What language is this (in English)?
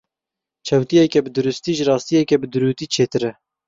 Kurdish